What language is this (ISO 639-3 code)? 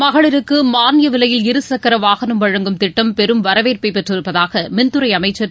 tam